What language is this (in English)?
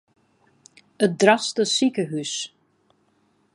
Western Frisian